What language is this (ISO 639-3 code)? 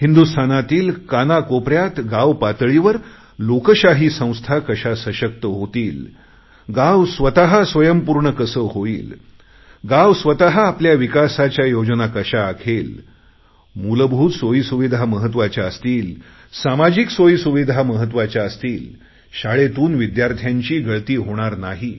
mar